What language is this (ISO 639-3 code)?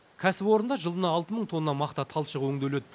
kaz